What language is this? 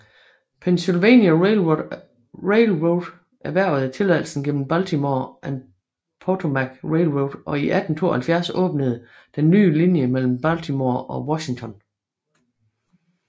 Danish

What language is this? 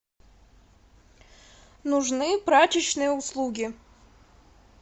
Russian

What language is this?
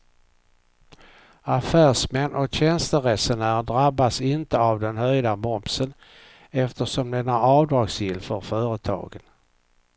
Swedish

